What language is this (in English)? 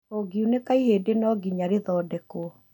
Kikuyu